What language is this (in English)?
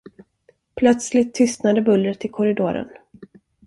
Swedish